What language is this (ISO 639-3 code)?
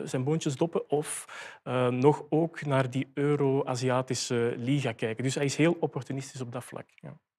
nld